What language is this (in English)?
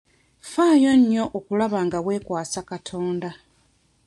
Ganda